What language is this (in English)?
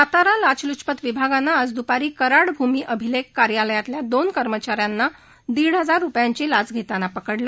Marathi